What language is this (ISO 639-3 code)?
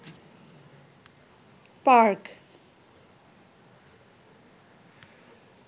ben